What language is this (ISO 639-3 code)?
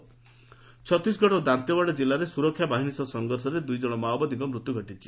ori